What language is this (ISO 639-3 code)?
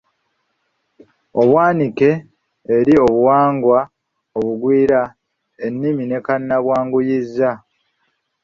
lug